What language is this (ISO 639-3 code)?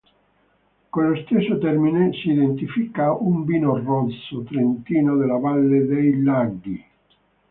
ita